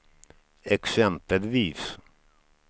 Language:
Swedish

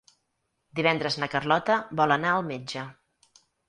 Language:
Catalan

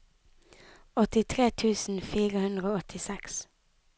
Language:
Norwegian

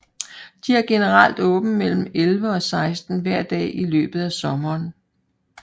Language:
Danish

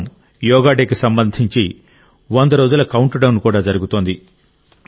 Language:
Telugu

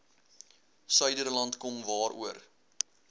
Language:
Afrikaans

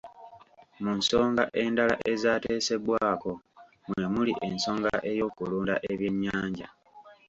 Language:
Ganda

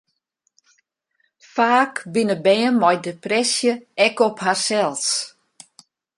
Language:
Western Frisian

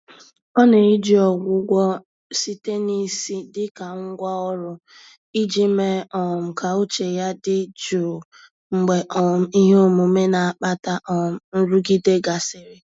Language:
Igbo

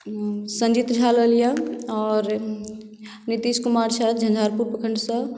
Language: Maithili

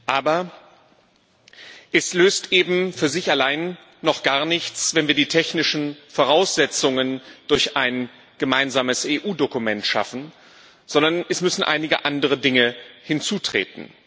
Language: German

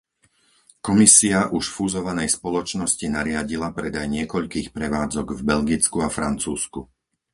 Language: Slovak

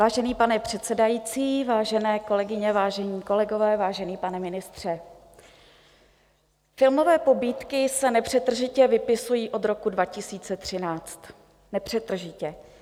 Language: Czech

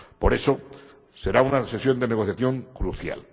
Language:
Spanish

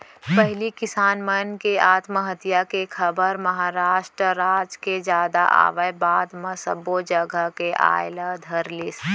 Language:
Chhattisgarhi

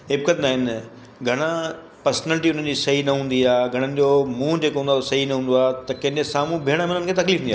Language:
Sindhi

